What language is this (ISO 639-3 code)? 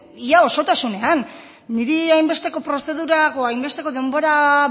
eus